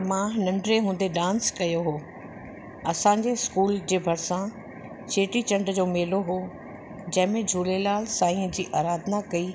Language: Sindhi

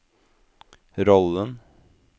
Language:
Norwegian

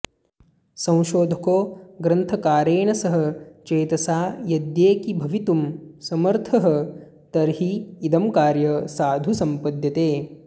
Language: Sanskrit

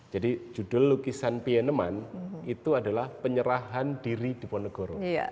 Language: Indonesian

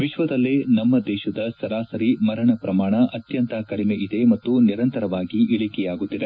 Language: Kannada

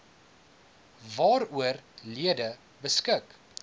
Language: Afrikaans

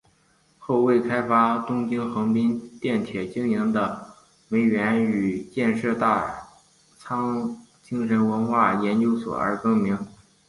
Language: Chinese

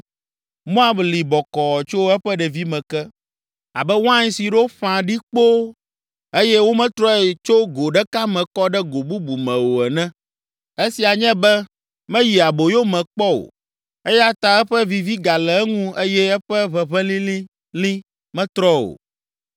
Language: Ewe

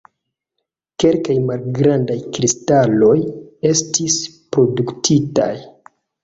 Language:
Esperanto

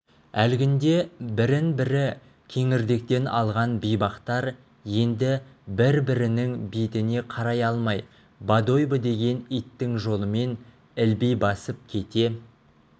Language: Kazakh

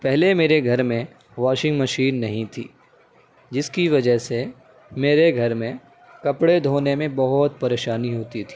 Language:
Urdu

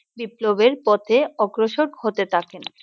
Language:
Bangla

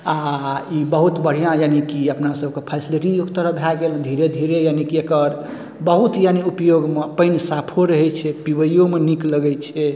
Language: Maithili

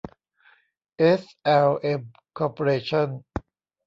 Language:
Thai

